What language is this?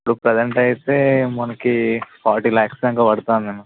Telugu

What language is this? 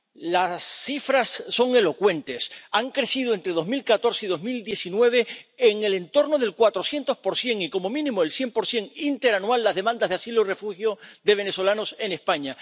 Spanish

